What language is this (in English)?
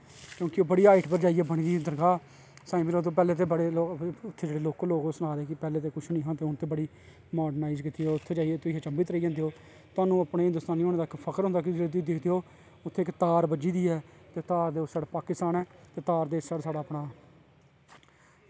Dogri